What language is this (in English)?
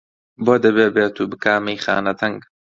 Central Kurdish